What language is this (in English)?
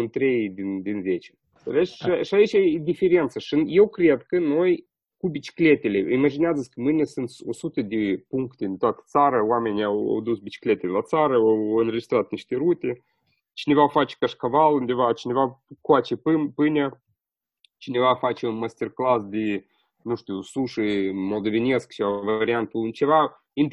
Romanian